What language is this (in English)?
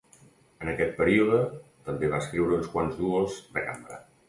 Catalan